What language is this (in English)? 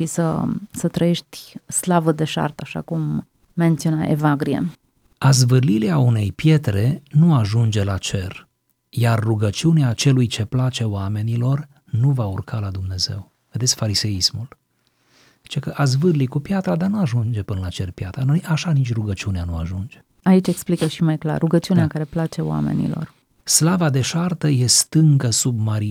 Romanian